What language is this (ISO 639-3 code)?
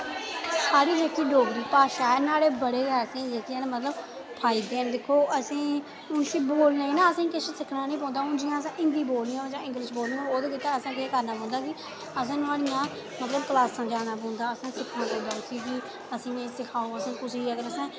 doi